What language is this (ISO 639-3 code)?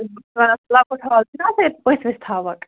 kas